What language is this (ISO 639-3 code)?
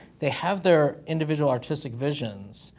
eng